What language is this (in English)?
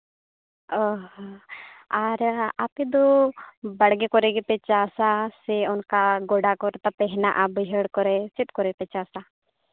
Santali